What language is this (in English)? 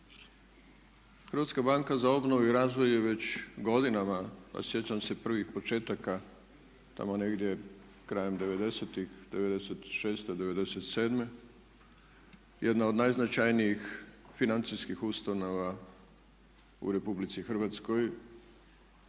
Croatian